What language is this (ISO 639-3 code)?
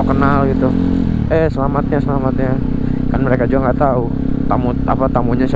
ind